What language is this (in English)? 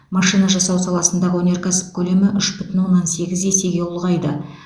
Kazakh